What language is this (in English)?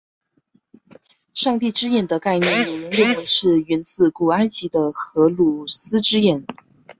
Chinese